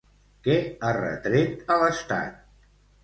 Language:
Catalan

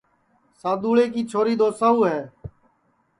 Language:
Sansi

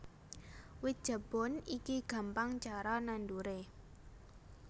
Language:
Javanese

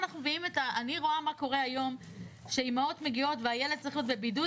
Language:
Hebrew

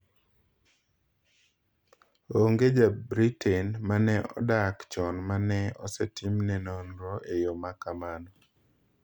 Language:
Luo (Kenya and Tanzania)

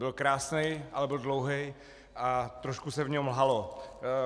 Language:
Czech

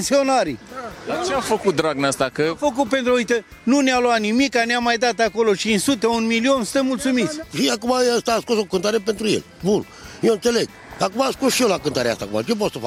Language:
Romanian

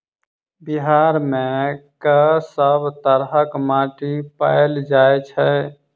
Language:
Maithili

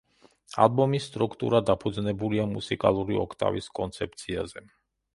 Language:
Georgian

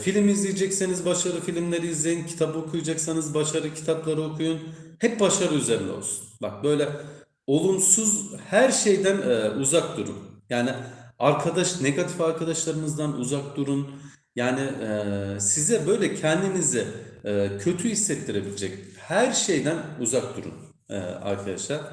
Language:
Turkish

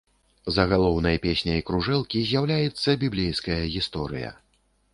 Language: Belarusian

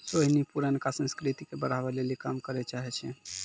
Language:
Maithili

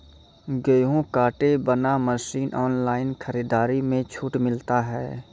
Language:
Maithili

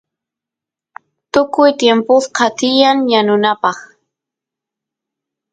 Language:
Santiago del Estero Quichua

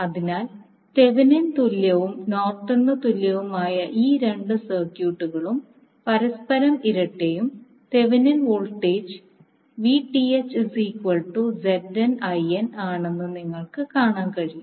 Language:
Malayalam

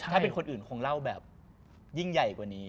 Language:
Thai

